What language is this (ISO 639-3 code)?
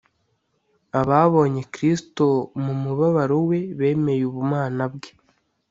kin